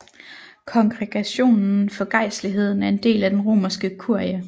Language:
Danish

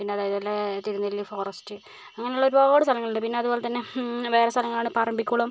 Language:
Malayalam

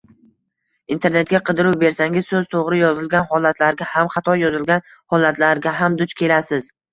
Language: Uzbek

